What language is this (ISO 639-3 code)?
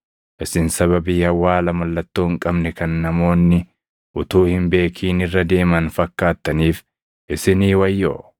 orm